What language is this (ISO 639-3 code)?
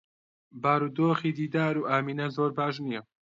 ckb